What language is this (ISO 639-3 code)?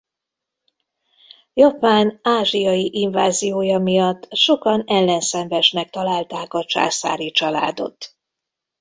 hun